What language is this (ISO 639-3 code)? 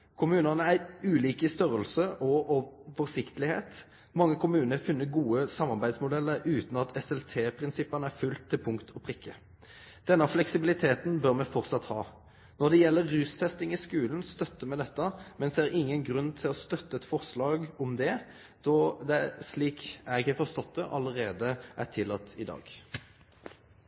nno